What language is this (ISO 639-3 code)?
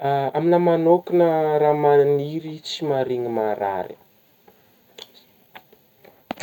bmm